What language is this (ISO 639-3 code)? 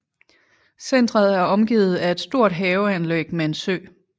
dan